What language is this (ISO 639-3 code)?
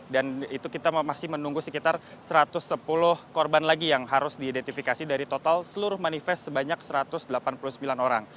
ind